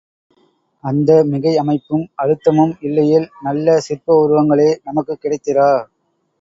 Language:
Tamil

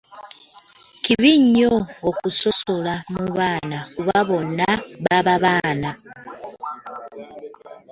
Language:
Ganda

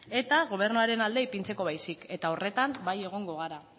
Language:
Basque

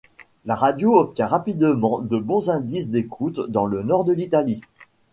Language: French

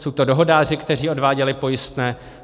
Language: Czech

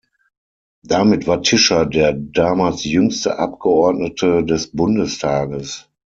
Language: German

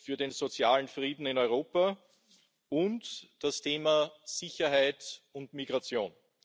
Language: German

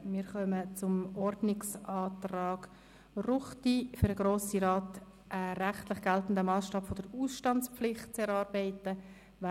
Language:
Swiss German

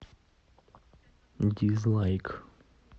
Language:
Russian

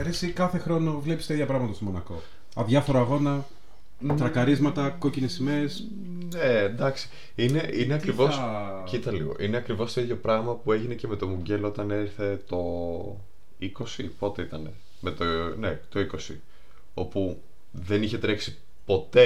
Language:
Greek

